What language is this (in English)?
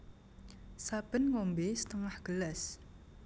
Javanese